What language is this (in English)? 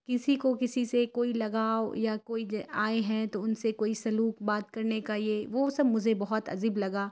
Urdu